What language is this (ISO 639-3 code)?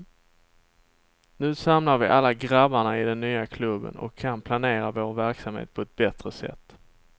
swe